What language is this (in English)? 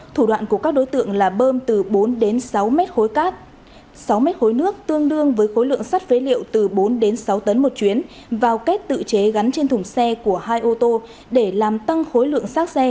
Vietnamese